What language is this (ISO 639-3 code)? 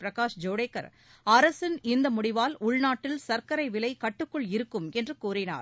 tam